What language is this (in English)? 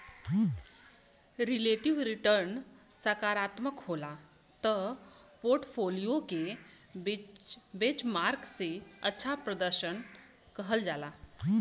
Bhojpuri